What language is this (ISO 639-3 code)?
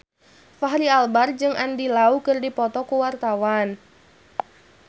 sun